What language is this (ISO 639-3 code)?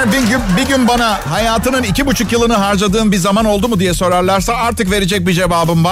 tur